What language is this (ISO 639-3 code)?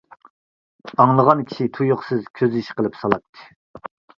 uig